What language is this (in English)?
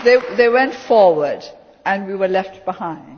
English